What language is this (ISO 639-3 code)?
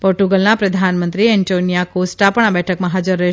guj